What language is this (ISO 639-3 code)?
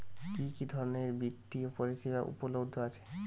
ben